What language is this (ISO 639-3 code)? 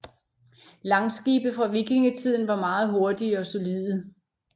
dan